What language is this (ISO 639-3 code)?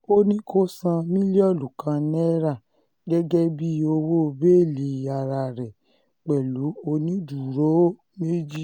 yor